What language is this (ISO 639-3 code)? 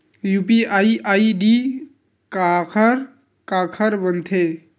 hne